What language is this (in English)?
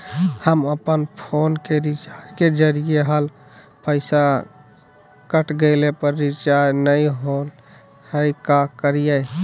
Magahi